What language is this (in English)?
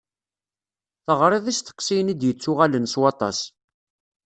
Kabyle